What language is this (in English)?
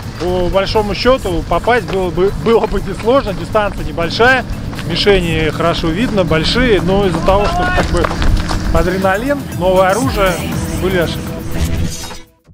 Russian